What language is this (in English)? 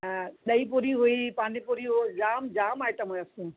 Sindhi